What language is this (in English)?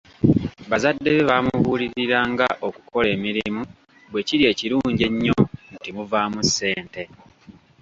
Ganda